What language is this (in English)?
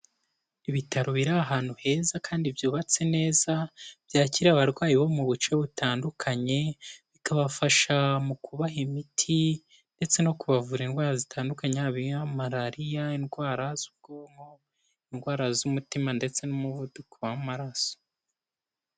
Kinyarwanda